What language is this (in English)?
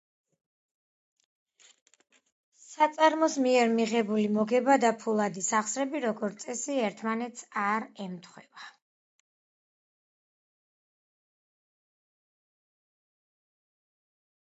Georgian